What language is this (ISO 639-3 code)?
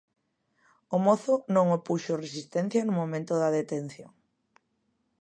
glg